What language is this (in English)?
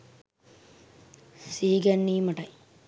Sinhala